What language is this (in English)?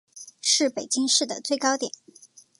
Chinese